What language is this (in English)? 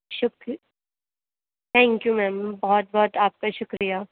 Urdu